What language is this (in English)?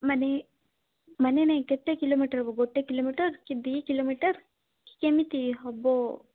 Odia